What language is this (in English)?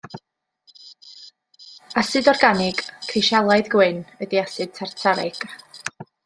Welsh